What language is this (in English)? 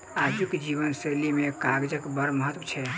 Maithili